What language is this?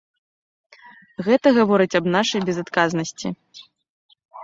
Belarusian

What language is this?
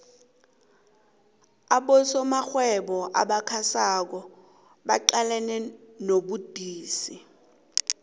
South Ndebele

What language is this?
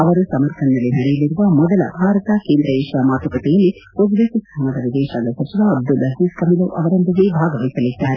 Kannada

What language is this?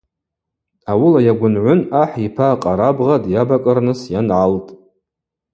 Abaza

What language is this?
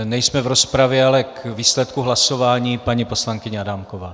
Czech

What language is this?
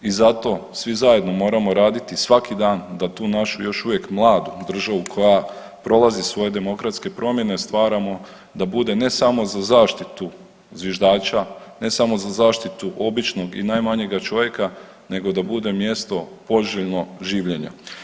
Croatian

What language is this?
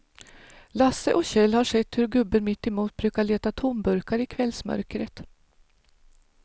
Swedish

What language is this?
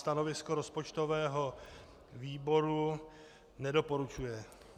Czech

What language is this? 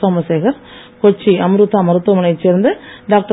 Tamil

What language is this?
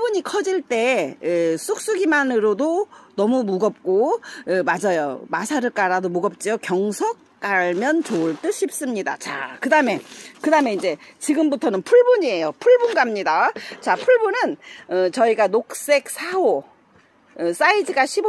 Korean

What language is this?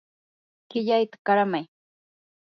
Yanahuanca Pasco Quechua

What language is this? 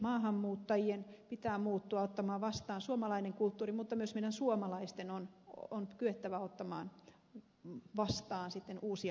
Finnish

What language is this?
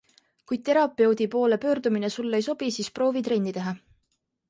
Estonian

